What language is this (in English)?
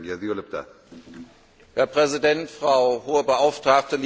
German